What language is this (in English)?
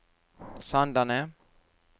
Norwegian